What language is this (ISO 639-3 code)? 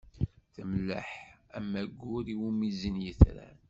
kab